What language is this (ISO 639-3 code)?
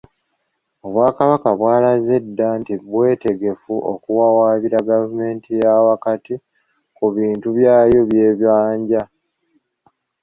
lug